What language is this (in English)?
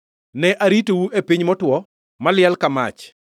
Luo (Kenya and Tanzania)